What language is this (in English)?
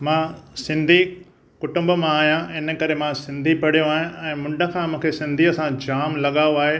Sindhi